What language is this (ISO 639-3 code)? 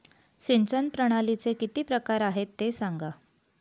mar